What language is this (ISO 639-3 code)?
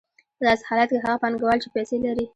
pus